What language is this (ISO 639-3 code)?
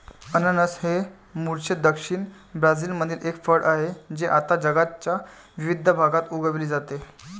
mar